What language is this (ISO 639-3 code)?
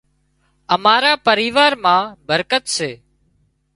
kxp